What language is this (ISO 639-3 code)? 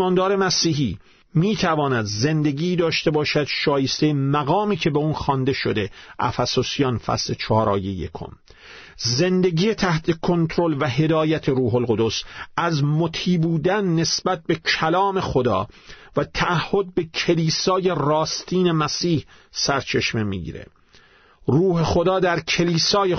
fas